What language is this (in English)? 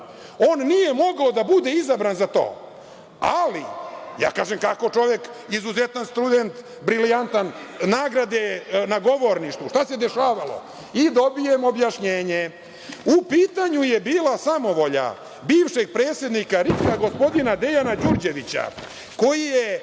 Serbian